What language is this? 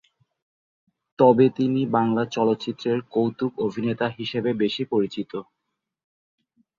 Bangla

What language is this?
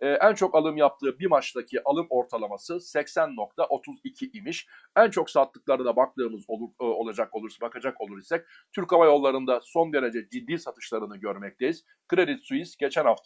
Turkish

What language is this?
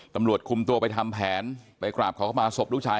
Thai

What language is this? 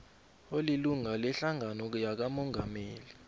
South Ndebele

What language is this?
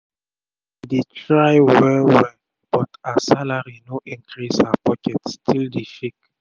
Nigerian Pidgin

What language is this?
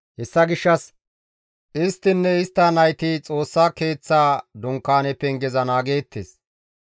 Gamo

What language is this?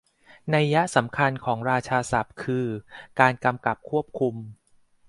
Thai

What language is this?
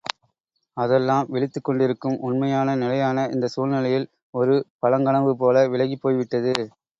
Tamil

